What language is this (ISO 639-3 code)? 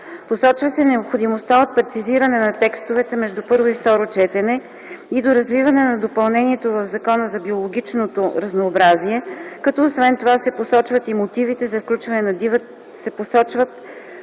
bul